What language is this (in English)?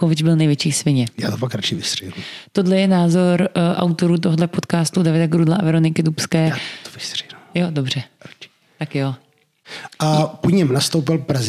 Czech